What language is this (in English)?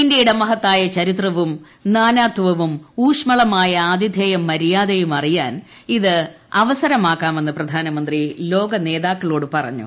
Malayalam